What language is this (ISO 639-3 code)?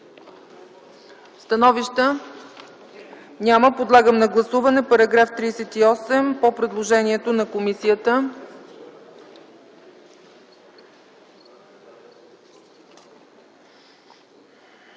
bul